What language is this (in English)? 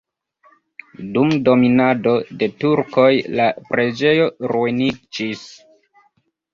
Esperanto